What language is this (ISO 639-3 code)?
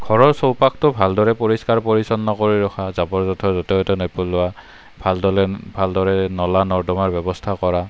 asm